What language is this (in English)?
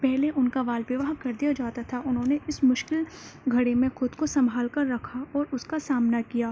Urdu